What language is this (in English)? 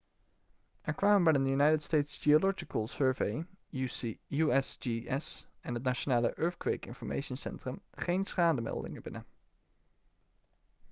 Dutch